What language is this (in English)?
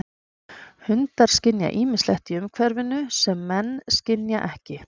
Icelandic